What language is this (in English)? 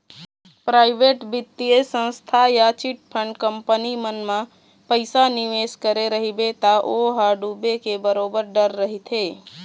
Chhattisgarhi